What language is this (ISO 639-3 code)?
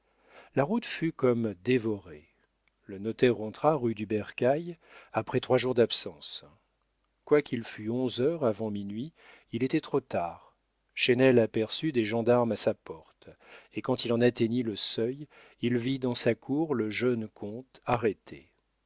fra